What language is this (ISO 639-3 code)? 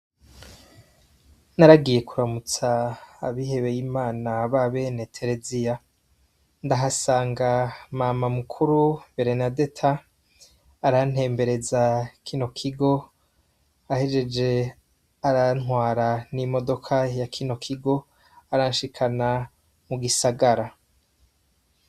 run